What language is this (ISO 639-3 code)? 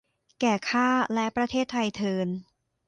tha